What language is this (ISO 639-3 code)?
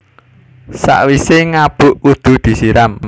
jav